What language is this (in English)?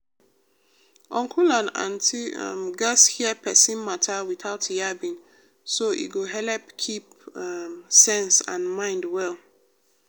Nigerian Pidgin